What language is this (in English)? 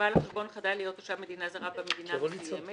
Hebrew